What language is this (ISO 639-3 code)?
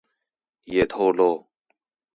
zho